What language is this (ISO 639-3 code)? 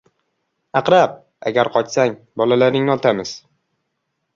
uzb